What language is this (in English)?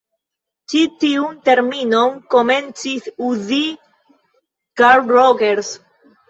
Esperanto